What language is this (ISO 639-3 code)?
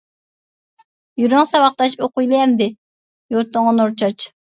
uig